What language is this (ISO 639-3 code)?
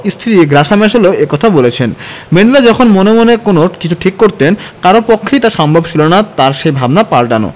ben